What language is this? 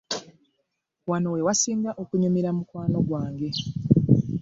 Ganda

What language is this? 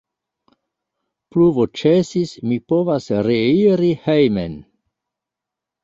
Esperanto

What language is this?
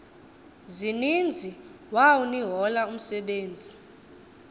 Xhosa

